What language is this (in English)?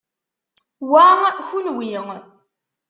Kabyle